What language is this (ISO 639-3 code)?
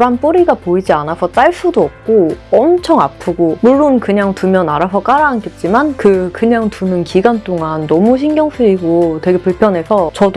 kor